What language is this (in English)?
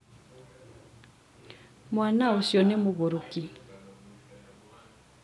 Kikuyu